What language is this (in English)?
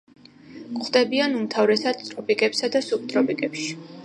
Georgian